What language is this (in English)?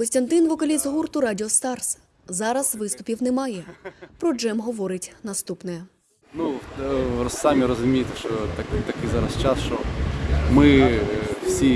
Ukrainian